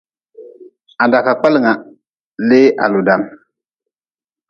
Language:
Nawdm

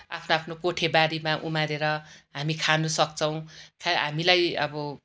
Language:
Nepali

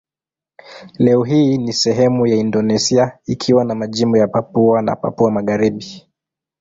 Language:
Swahili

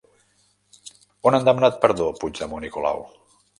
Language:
Catalan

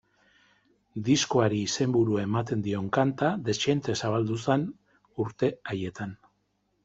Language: Basque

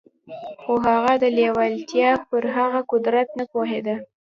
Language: Pashto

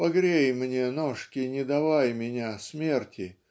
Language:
Russian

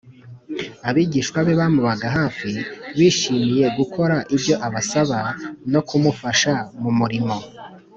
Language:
Kinyarwanda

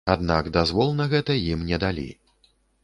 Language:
Belarusian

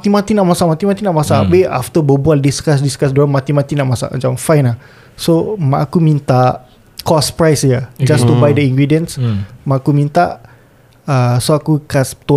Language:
Malay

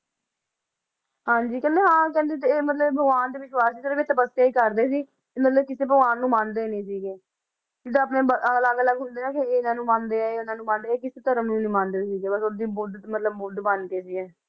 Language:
Punjabi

